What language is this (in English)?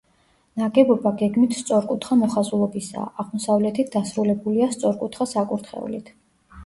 Georgian